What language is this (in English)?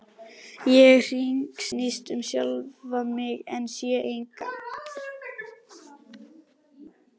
Icelandic